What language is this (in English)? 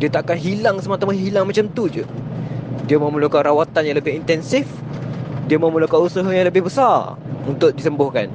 Malay